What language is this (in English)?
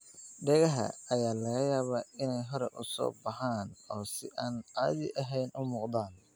Somali